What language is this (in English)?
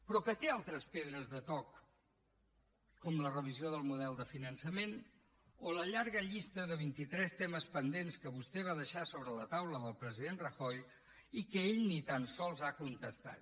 Catalan